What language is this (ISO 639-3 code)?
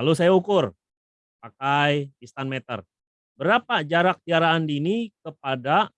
ind